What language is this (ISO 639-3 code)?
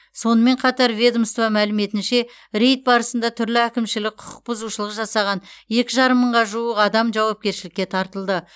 kaz